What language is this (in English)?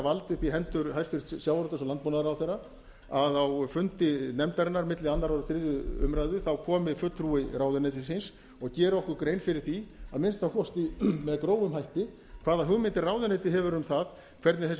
Icelandic